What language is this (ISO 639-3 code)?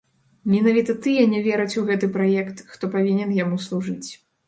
bel